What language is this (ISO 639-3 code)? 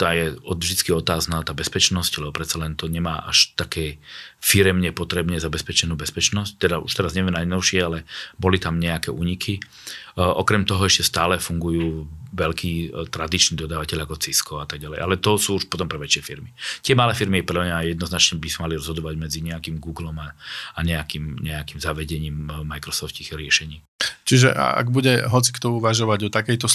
slk